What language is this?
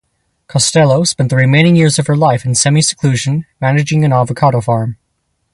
English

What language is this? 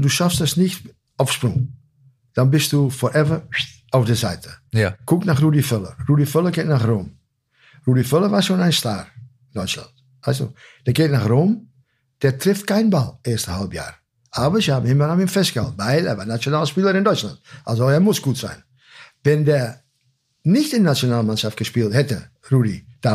German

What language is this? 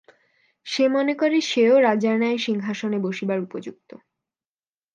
Bangla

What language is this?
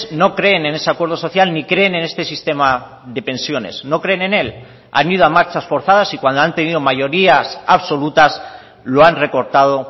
Spanish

